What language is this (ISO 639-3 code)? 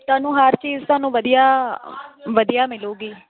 pan